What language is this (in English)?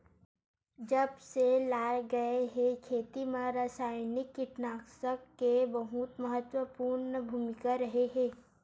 Chhattisgarhi